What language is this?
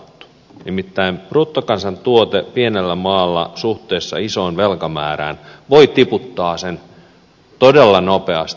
Finnish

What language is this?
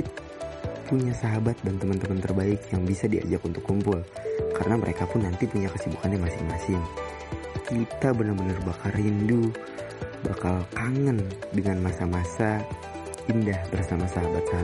Indonesian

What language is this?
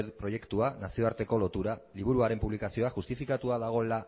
Basque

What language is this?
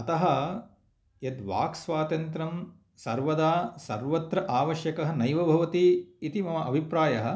Sanskrit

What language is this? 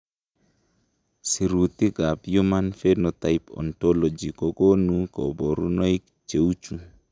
Kalenjin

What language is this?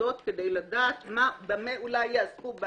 Hebrew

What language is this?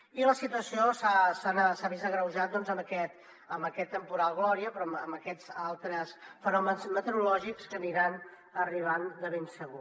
Catalan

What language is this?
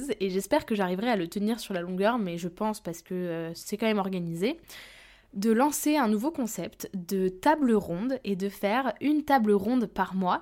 French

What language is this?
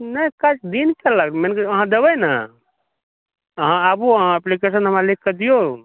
Maithili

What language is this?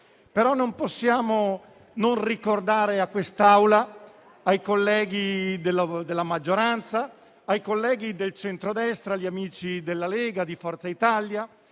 Italian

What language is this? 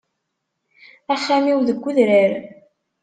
Kabyle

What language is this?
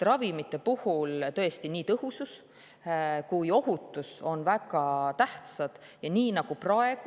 Estonian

